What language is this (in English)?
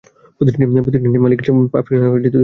Bangla